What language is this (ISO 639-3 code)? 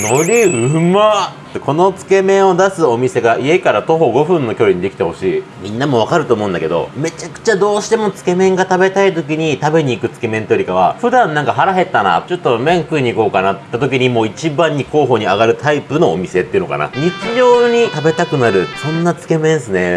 jpn